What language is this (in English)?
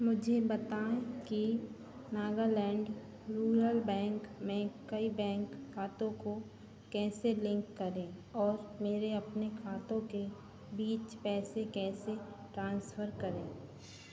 Hindi